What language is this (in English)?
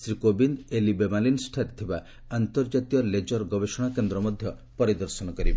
Odia